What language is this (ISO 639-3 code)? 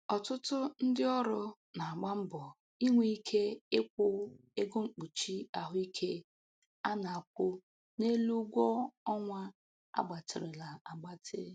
ibo